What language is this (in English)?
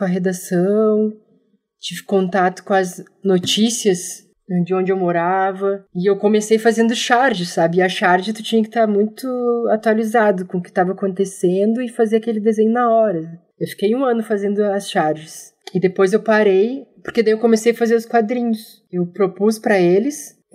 Portuguese